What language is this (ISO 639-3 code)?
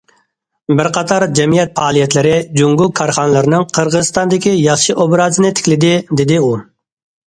uig